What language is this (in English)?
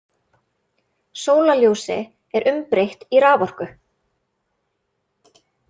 Icelandic